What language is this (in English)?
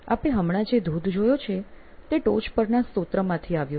Gujarati